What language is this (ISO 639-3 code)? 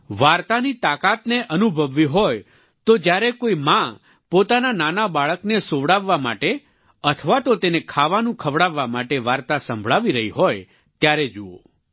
guj